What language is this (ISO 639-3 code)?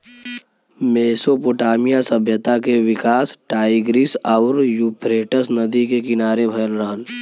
bho